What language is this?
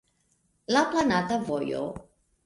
Esperanto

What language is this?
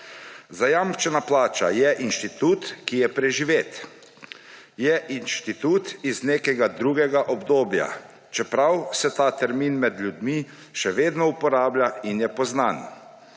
Slovenian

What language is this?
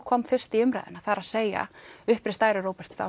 Icelandic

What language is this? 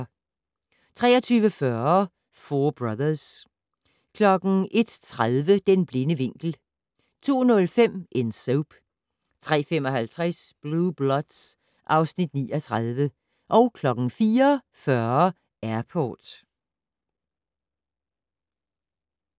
Danish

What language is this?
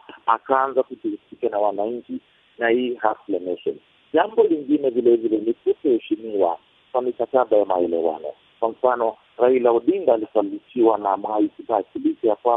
Swahili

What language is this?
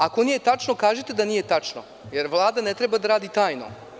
Serbian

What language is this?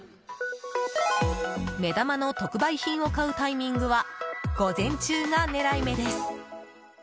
Japanese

